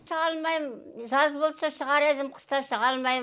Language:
Kazakh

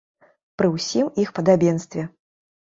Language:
Belarusian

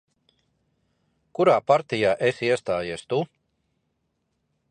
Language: Latvian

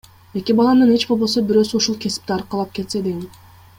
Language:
Kyrgyz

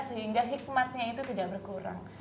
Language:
Indonesian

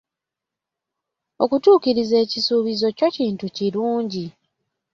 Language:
Ganda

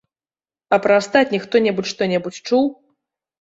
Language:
Belarusian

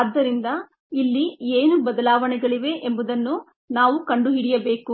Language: Kannada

